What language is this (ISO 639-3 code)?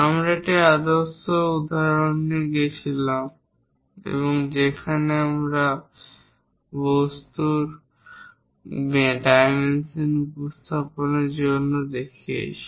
ben